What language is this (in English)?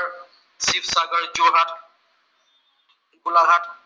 Assamese